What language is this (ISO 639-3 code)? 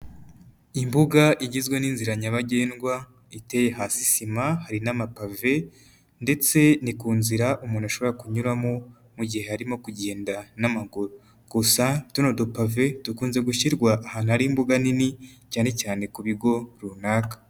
kin